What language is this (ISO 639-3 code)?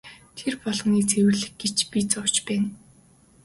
mon